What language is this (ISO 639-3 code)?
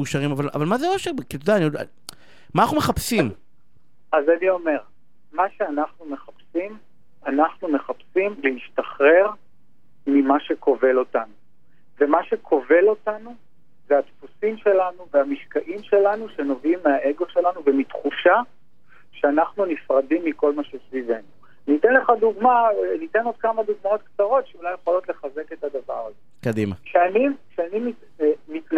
heb